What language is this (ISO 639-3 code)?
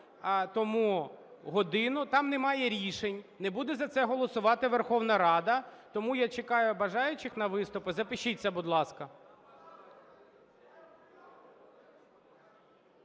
ukr